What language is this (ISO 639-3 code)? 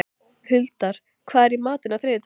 isl